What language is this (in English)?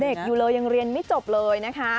Thai